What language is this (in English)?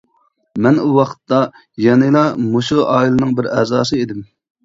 Uyghur